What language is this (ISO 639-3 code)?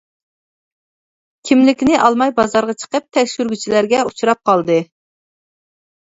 uig